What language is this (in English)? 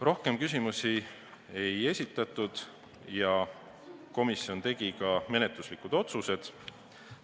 Estonian